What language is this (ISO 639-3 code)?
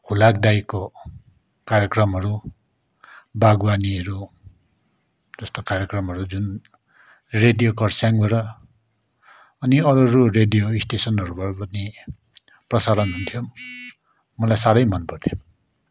nep